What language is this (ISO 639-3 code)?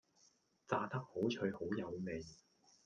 yue